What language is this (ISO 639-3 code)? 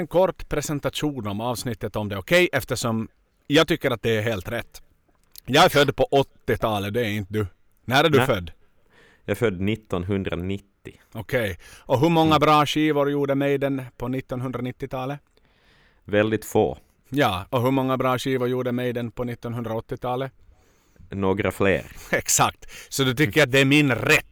swe